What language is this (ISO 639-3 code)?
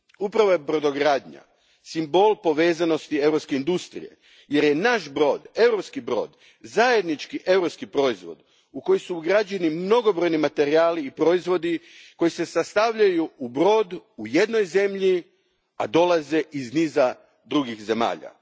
hrv